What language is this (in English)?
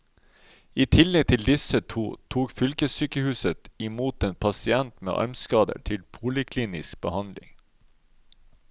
Norwegian